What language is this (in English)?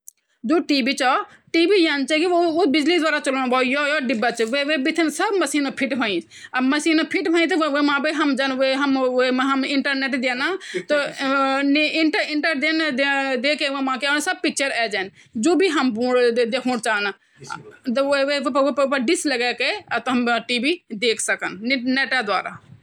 Garhwali